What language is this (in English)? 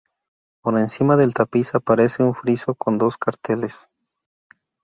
Spanish